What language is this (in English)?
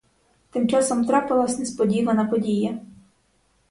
Ukrainian